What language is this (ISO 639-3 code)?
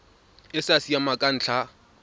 tsn